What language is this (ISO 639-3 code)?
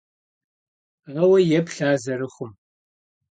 kbd